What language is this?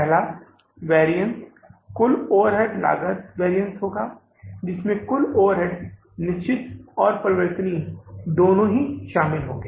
Hindi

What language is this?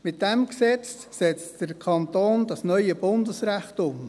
Swiss German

